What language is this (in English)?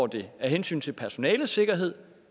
Danish